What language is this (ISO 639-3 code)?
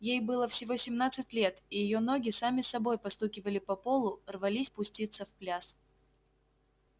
rus